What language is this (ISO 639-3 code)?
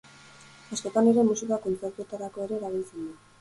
eus